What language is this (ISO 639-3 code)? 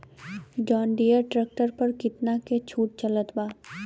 bho